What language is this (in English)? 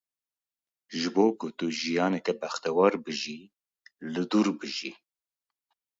Kurdish